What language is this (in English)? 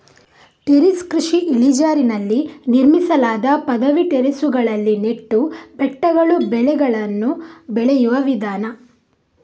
Kannada